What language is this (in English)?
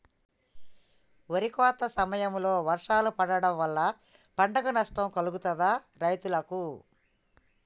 Telugu